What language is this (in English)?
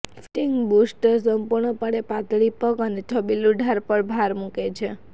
Gujarati